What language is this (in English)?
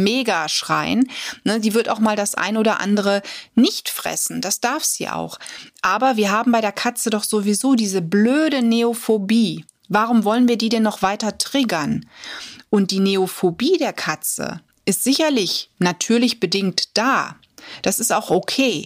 German